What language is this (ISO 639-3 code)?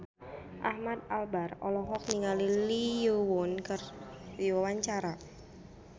sun